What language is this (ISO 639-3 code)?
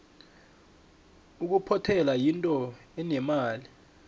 nbl